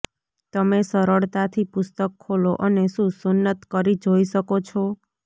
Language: Gujarati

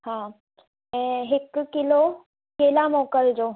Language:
Sindhi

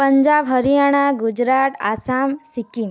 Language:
Odia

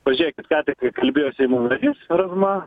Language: Lithuanian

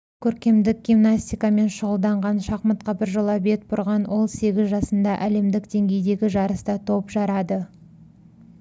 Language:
Kazakh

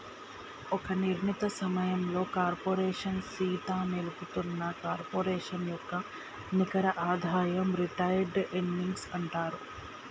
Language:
Telugu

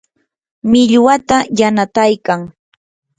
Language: Yanahuanca Pasco Quechua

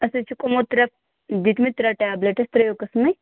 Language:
Kashmiri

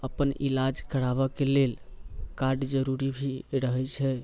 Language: Maithili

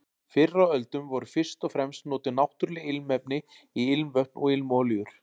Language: Icelandic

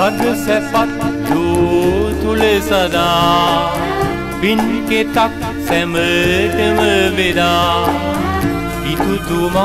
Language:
Hindi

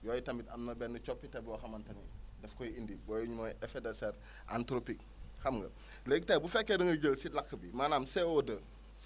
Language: Wolof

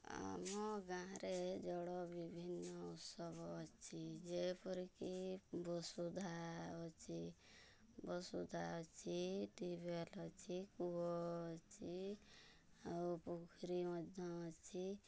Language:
Odia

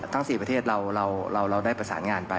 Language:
Thai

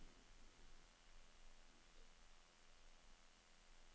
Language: Norwegian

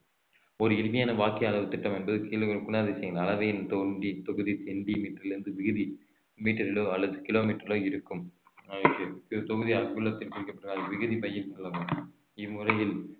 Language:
Tamil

